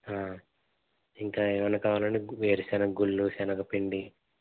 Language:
Telugu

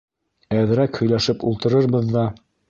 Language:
Bashkir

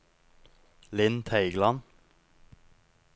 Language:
Norwegian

